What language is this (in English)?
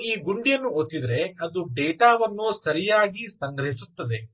Kannada